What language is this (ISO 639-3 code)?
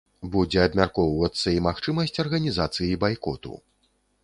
bel